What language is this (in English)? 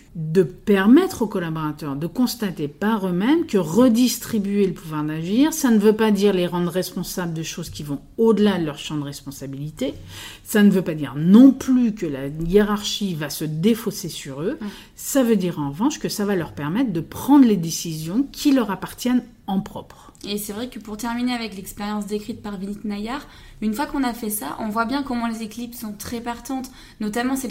French